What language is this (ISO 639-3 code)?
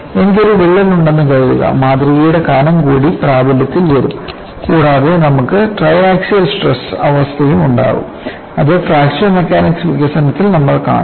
mal